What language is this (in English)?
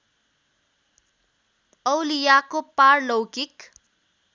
Nepali